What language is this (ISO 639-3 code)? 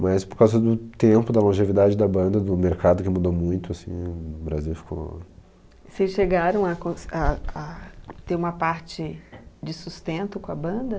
por